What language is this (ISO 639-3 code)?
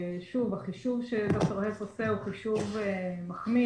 heb